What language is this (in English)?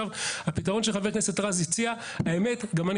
Hebrew